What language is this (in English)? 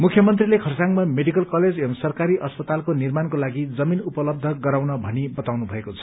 Nepali